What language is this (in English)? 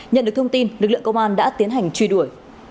Vietnamese